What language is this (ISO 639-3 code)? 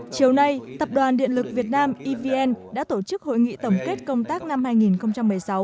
vie